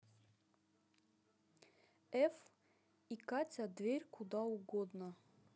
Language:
Russian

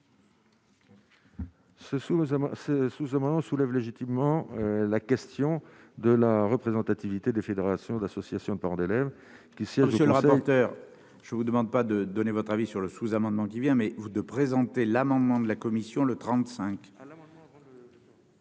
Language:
French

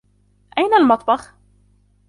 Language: Arabic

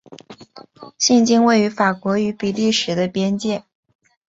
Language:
Chinese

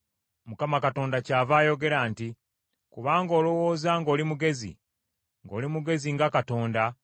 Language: Ganda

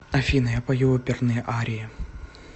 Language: Russian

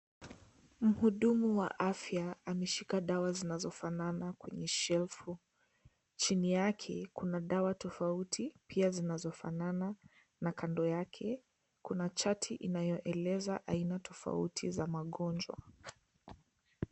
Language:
Swahili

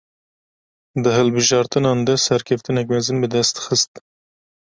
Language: Kurdish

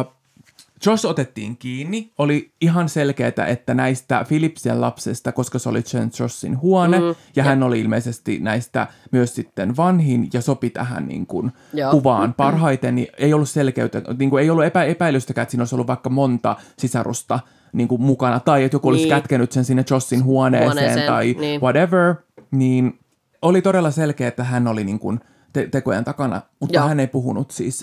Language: Finnish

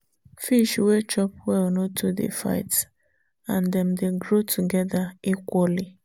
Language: Nigerian Pidgin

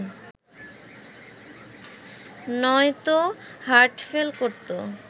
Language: Bangla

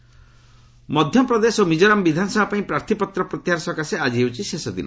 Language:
Odia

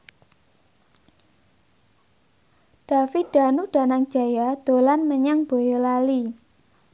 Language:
Javanese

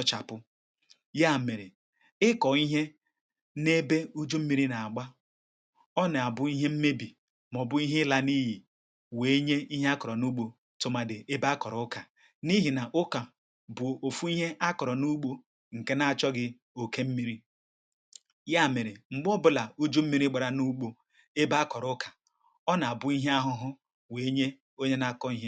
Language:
Igbo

